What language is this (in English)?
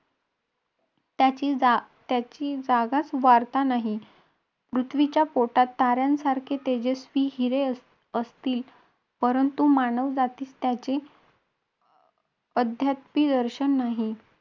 Marathi